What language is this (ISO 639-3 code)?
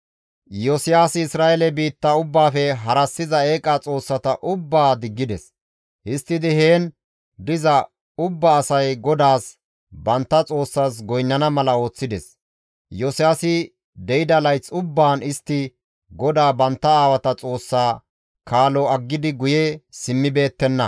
gmv